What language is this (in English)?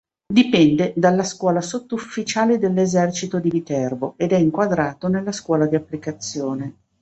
Italian